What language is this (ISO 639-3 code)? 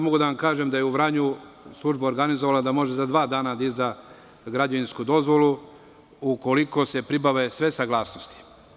srp